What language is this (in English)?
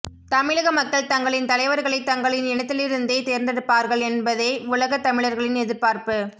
Tamil